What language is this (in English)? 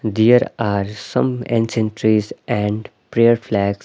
English